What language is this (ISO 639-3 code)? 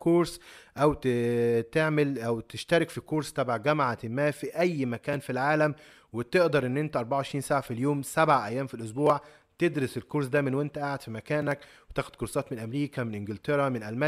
ara